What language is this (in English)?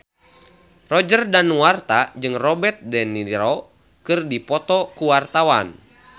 Sundanese